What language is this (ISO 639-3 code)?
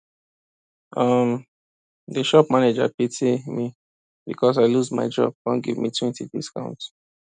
pcm